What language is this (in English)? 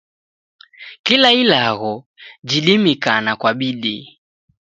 Taita